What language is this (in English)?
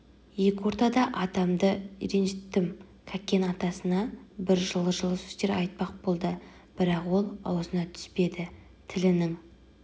Kazakh